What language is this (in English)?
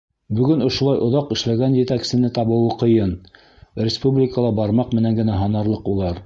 Bashkir